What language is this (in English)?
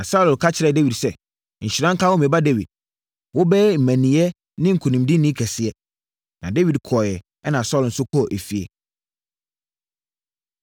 Akan